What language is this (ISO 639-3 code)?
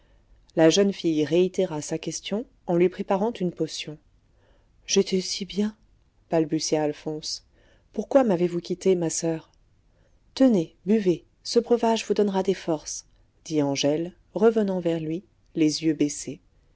fra